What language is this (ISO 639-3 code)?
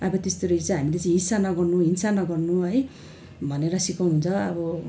nep